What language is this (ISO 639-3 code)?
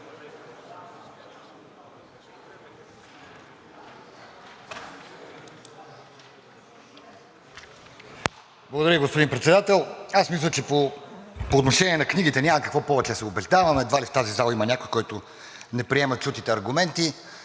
bul